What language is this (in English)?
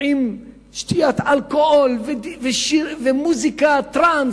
Hebrew